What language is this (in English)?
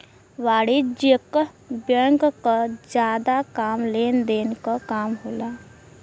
Bhojpuri